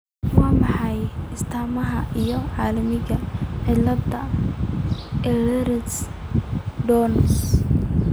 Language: Somali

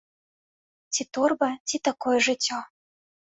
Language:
Belarusian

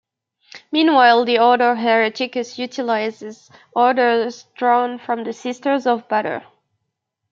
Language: English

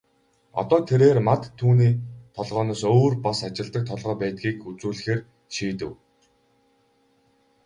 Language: Mongolian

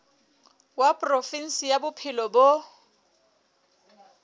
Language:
Southern Sotho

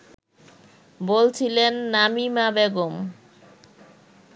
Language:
Bangla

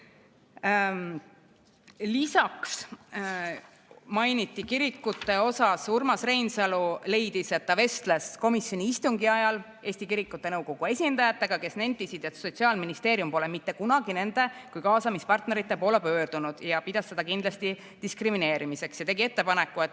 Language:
Estonian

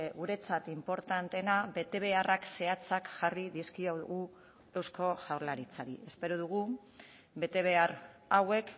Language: Basque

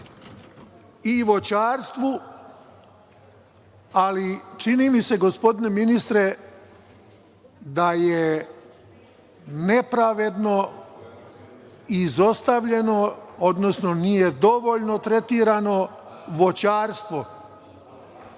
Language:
Serbian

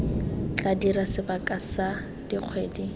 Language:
Tswana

